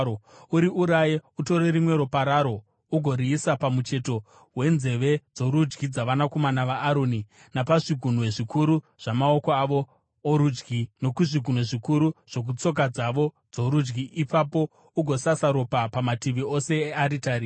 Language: Shona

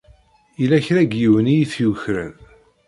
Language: Kabyle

